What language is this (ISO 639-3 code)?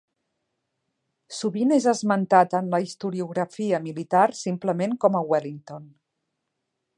cat